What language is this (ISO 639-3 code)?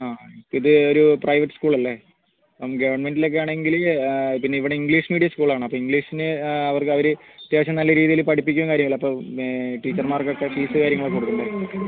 mal